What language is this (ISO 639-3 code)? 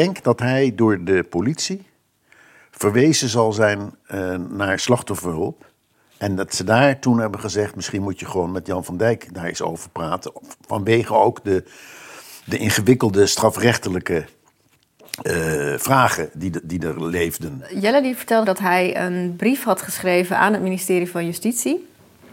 nld